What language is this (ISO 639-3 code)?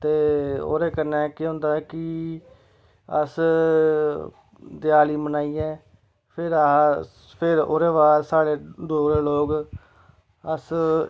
doi